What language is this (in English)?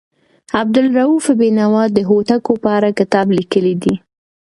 Pashto